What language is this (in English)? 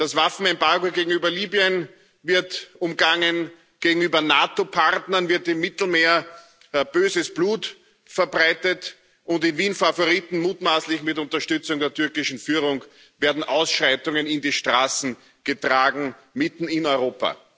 German